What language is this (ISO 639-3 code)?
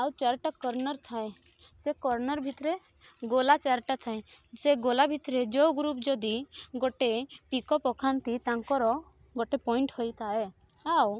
ori